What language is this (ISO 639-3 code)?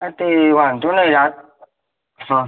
guj